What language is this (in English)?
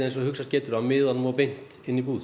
Icelandic